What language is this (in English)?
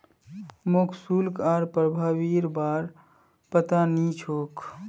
Magahi